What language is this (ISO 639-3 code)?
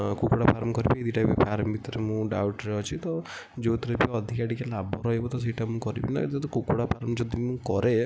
ori